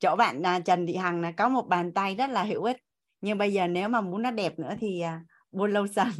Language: Vietnamese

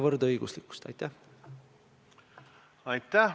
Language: Estonian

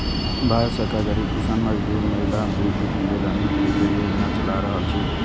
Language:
Maithili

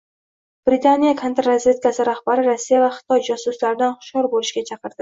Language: Uzbek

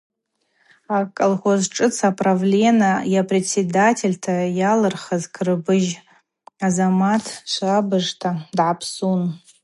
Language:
Abaza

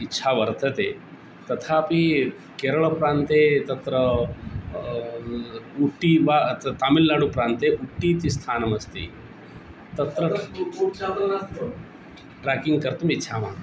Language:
Sanskrit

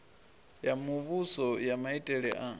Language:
Venda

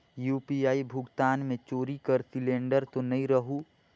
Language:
Chhattisgarhi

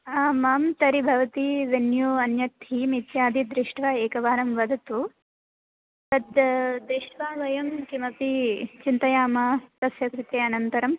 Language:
Sanskrit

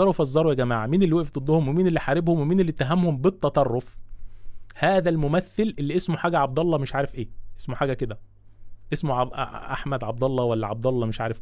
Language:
Arabic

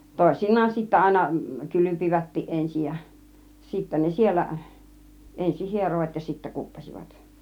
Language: Finnish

